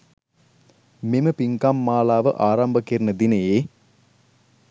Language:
Sinhala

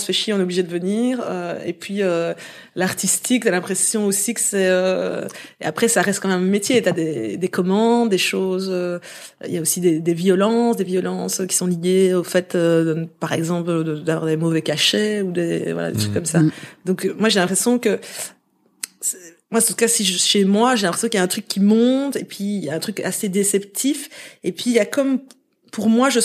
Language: French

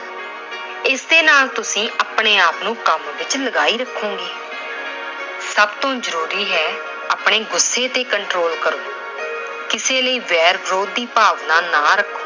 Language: Punjabi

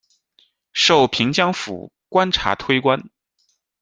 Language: Chinese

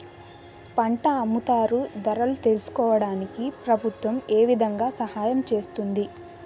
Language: Telugu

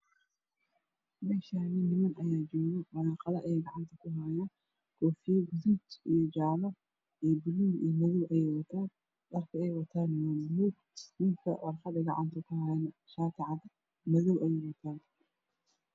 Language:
Somali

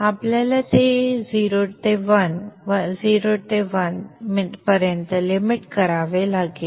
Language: Marathi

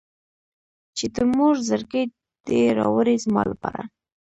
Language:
Pashto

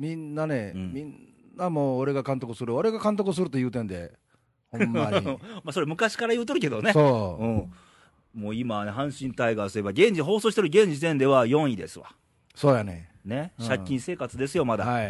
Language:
Japanese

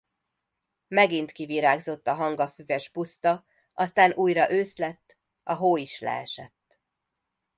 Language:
Hungarian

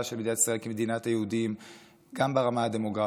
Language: Hebrew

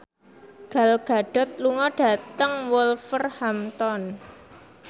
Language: Javanese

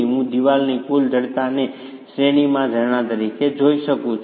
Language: Gujarati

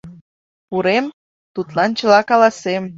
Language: Mari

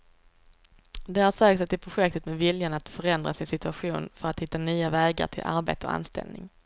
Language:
Swedish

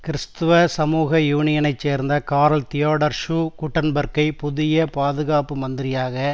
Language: Tamil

